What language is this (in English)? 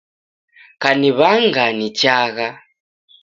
Taita